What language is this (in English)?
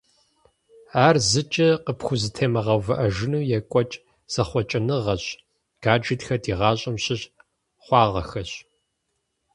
Kabardian